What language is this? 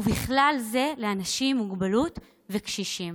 Hebrew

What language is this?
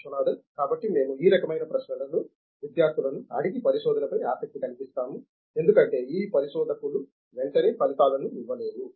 Telugu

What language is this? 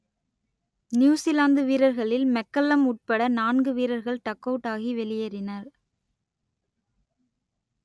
Tamil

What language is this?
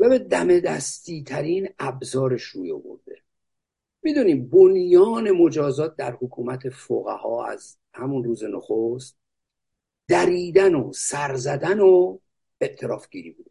Persian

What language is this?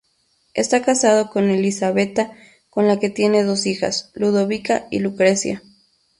Spanish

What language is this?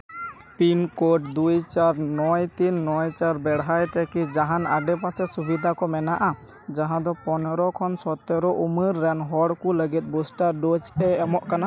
Santali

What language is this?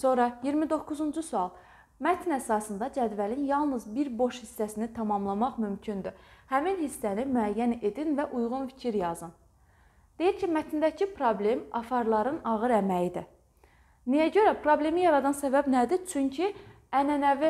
Turkish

